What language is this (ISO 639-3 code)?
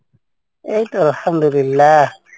ben